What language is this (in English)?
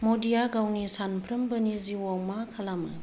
Bodo